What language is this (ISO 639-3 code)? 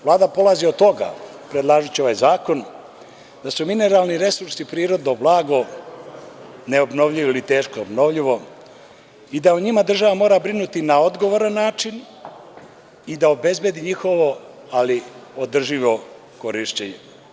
srp